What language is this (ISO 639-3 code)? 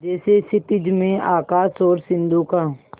hin